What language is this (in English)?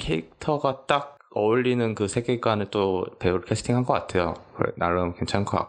Korean